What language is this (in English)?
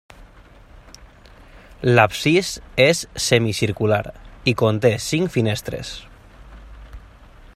Catalan